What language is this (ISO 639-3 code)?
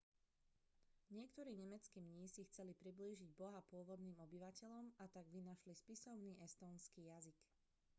slk